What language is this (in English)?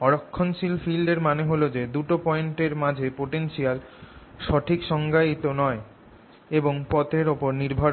Bangla